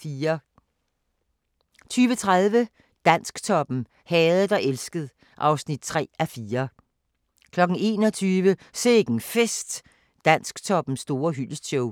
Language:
Danish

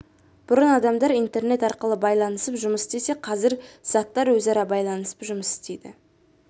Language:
Kazakh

